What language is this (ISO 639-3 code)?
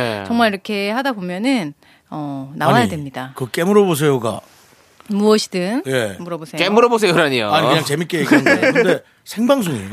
kor